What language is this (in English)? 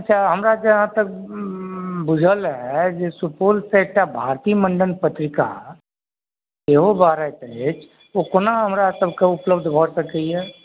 Maithili